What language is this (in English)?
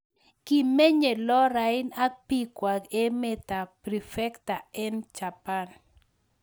Kalenjin